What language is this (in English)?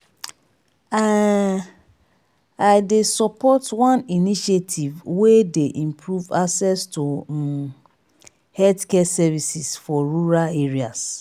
Nigerian Pidgin